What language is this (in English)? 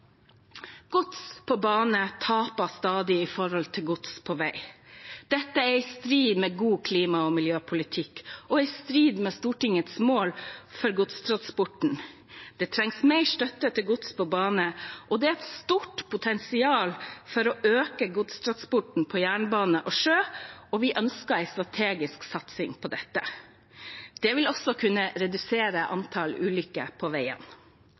Norwegian Bokmål